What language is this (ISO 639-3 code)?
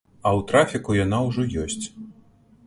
bel